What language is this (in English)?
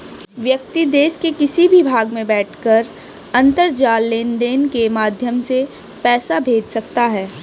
Hindi